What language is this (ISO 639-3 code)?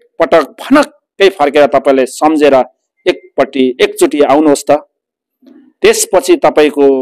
ind